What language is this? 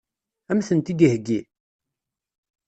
Kabyle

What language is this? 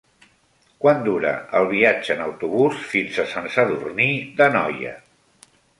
Catalan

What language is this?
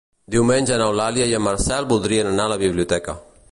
Catalan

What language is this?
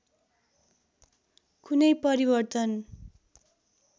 Nepali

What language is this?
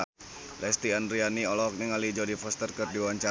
Sundanese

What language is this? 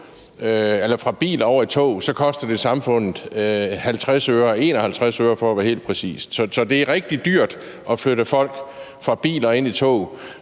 Danish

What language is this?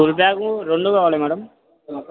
Telugu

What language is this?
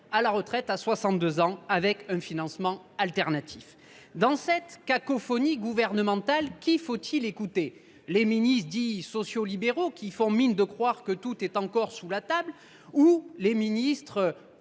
French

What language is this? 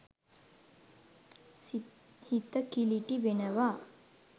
Sinhala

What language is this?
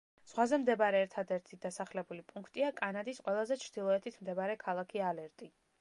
Georgian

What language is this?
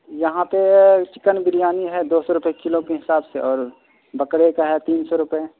Urdu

